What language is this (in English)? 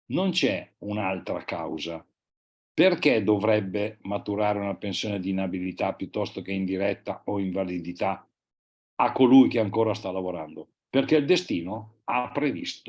Italian